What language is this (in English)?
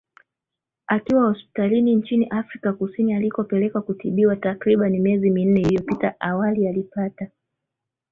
Swahili